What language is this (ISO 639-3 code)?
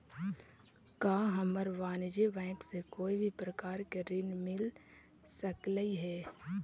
mag